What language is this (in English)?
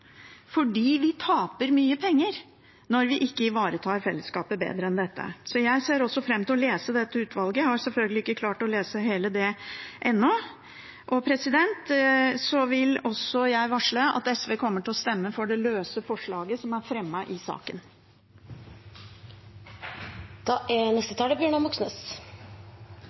Norwegian Bokmål